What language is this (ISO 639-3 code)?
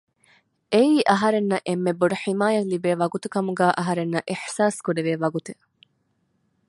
div